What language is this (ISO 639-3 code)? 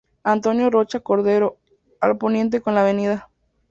spa